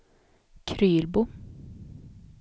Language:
Swedish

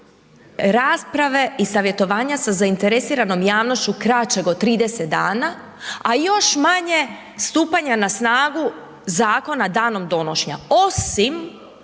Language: Croatian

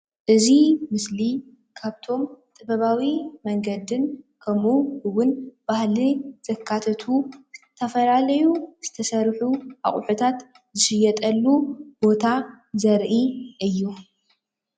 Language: Tigrinya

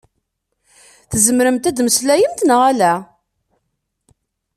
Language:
Kabyle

